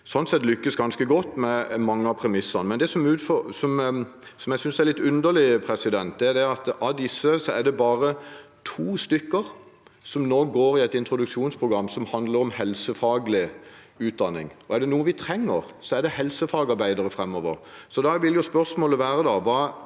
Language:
Norwegian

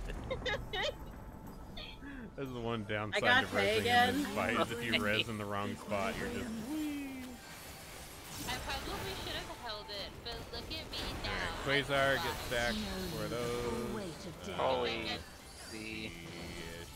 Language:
English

